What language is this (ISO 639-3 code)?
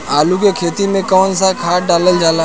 bho